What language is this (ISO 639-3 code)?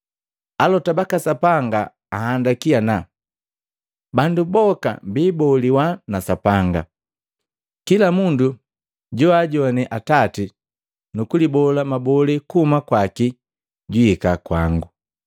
mgv